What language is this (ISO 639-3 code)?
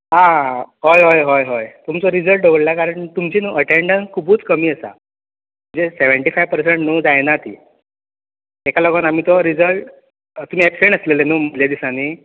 kok